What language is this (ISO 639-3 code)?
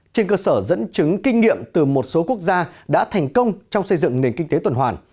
vie